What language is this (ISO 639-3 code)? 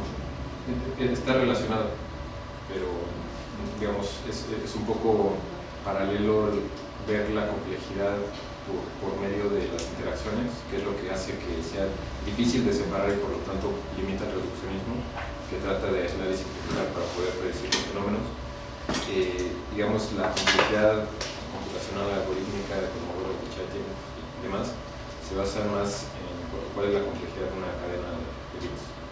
spa